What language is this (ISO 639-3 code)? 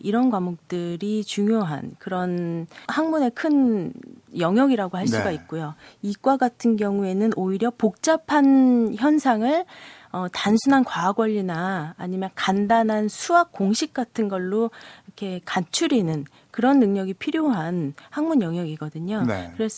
kor